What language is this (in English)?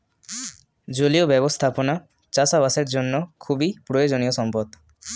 Bangla